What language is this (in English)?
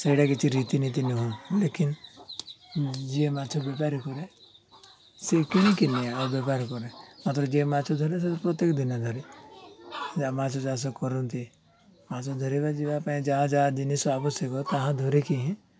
Odia